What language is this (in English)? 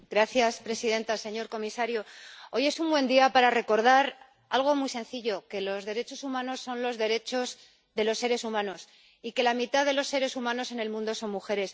Spanish